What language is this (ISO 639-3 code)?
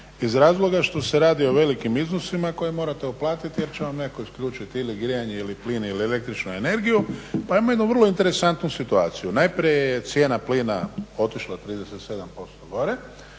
hrv